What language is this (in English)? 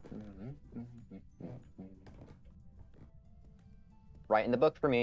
English